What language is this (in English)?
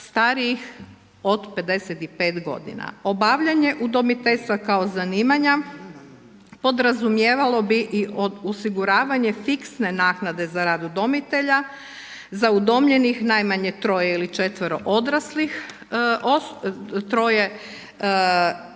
Croatian